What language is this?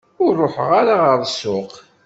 Kabyle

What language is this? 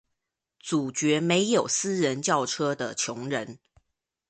Chinese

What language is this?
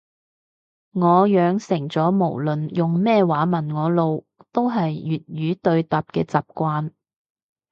Cantonese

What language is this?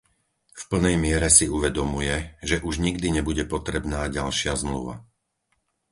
Slovak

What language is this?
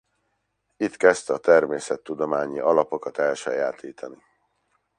Hungarian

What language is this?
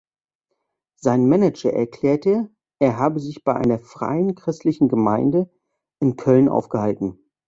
German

